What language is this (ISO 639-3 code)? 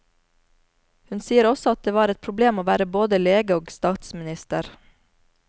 nor